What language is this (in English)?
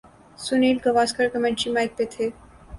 Urdu